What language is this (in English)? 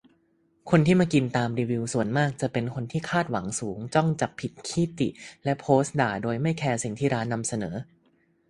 Thai